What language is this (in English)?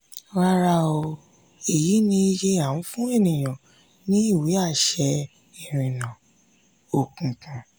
Yoruba